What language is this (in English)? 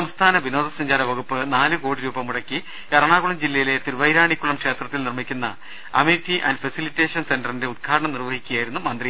Malayalam